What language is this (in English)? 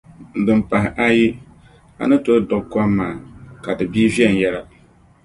Dagbani